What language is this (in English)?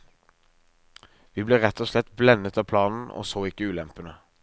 Norwegian